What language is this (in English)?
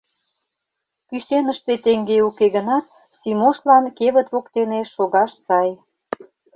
Mari